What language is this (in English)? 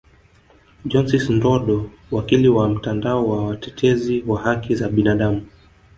Swahili